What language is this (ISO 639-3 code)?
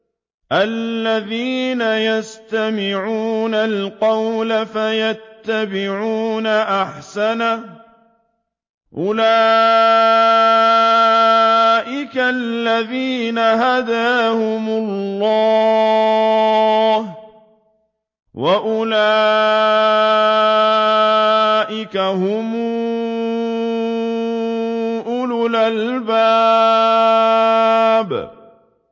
ara